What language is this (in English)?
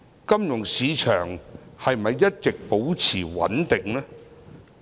Cantonese